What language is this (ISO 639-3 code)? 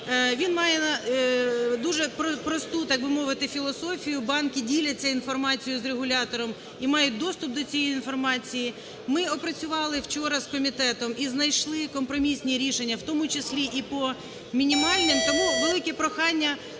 ukr